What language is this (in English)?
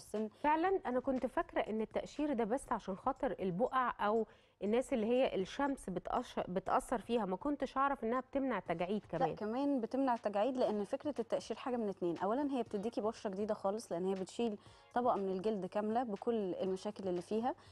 Arabic